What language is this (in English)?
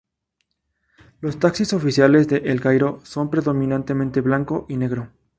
Spanish